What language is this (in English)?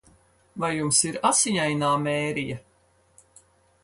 Latvian